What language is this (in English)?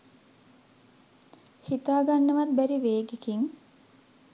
Sinhala